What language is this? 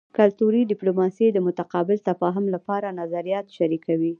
Pashto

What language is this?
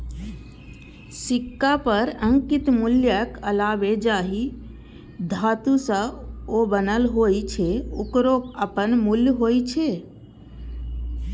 Maithili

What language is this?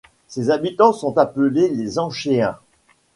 French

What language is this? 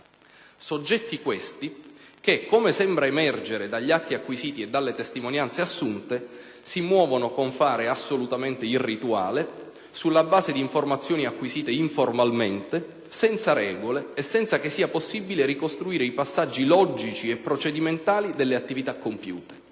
Italian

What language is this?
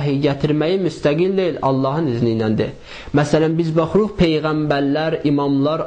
Turkish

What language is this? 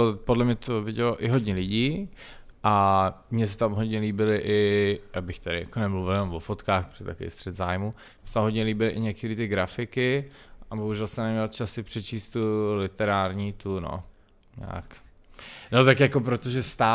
Czech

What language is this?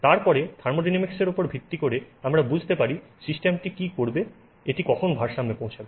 Bangla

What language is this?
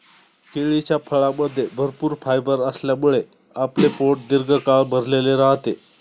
Marathi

